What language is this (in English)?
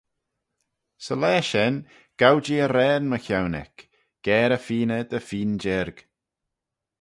Manx